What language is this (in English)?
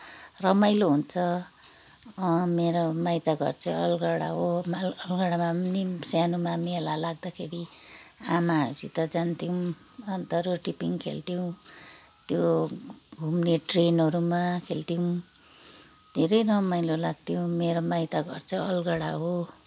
Nepali